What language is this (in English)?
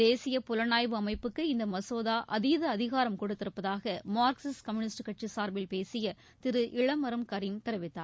Tamil